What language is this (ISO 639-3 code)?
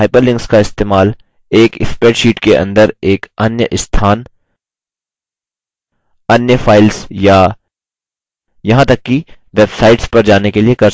hin